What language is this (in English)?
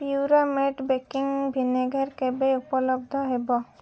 Odia